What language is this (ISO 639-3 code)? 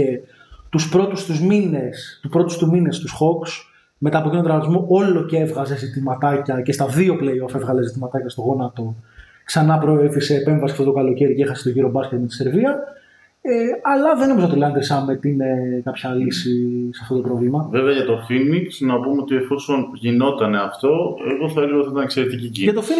ell